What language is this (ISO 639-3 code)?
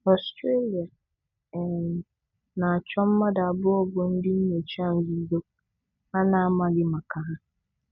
ibo